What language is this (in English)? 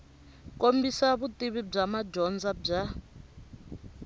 Tsonga